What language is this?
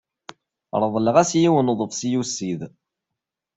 Kabyle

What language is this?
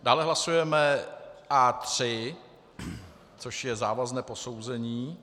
Czech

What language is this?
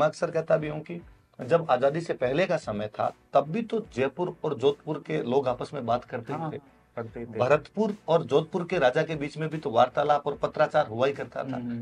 Hindi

